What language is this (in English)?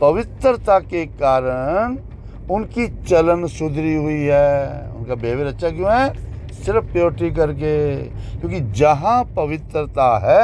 Hindi